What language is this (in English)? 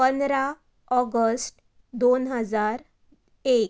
Konkani